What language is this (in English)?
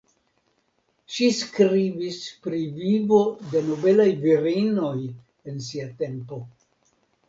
Esperanto